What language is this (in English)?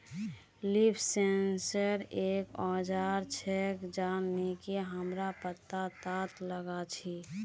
Magahi